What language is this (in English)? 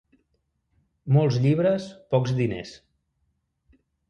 Catalan